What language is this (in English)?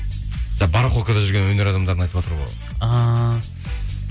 Kazakh